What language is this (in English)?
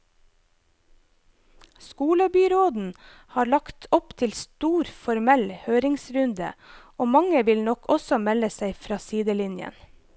Norwegian